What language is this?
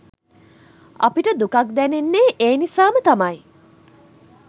Sinhala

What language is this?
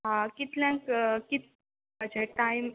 Konkani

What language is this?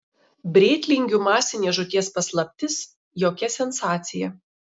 Lithuanian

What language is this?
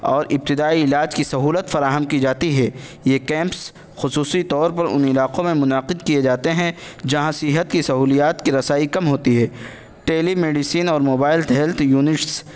Urdu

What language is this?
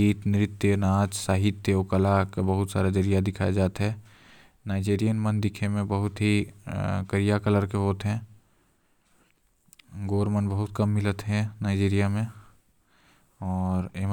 Korwa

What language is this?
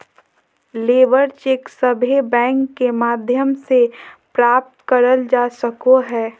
Magahi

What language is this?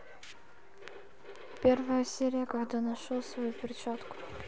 Russian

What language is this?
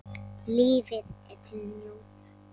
Icelandic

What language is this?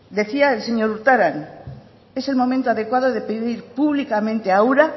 Spanish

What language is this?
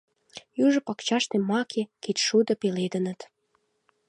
Mari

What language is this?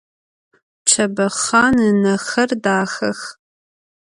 Adyghe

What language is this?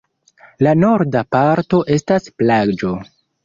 Esperanto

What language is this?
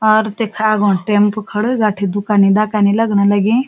Garhwali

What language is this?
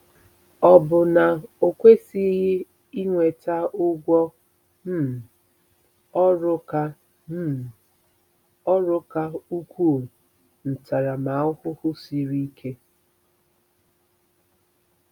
Igbo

